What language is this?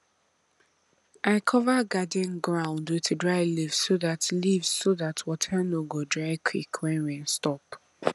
Nigerian Pidgin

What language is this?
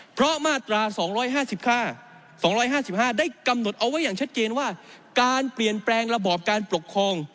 Thai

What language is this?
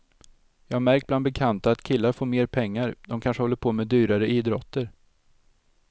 Swedish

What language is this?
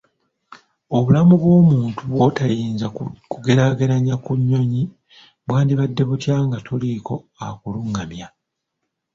Ganda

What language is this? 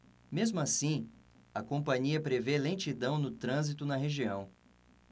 Portuguese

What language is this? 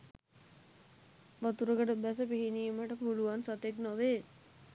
Sinhala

